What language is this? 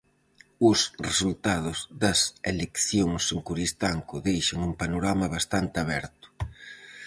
Galician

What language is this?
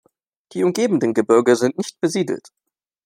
German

